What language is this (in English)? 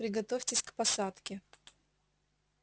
Russian